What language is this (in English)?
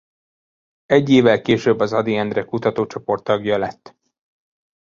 Hungarian